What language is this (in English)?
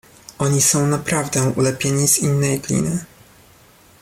Polish